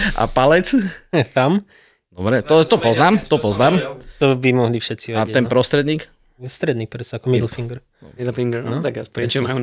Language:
Slovak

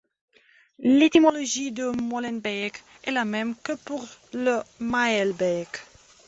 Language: French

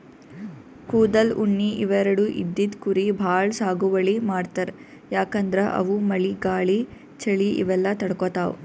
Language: Kannada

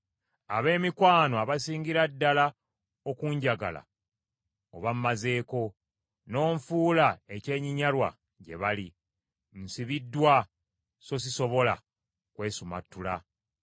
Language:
Ganda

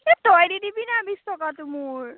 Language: Assamese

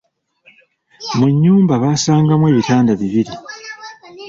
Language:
Ganda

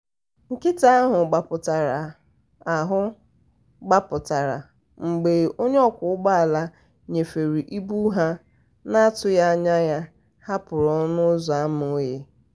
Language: Igbo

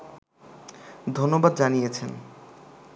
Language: Bangla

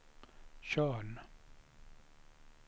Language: Swedish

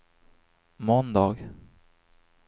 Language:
Swedish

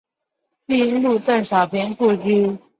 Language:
Chinese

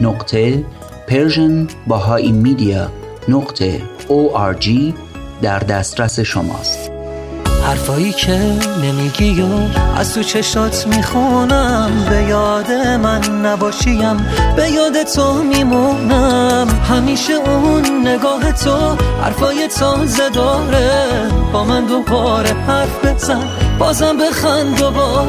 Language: Persian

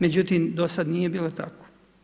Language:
Croatian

